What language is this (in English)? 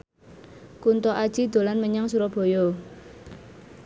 Javanese